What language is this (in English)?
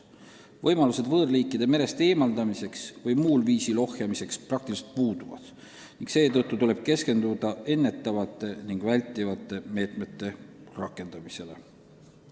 Estonian